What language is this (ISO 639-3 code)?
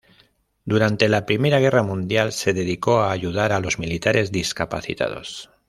spa